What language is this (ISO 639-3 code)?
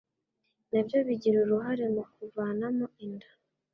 kin